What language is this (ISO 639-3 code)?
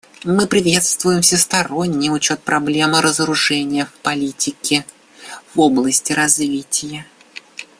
rus